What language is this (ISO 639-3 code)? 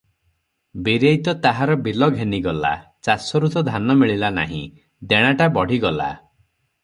ori